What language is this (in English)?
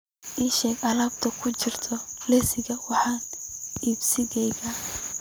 Somali